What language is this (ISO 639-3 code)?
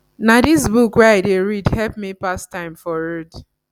pcm